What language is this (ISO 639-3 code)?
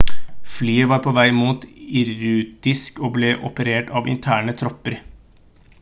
nob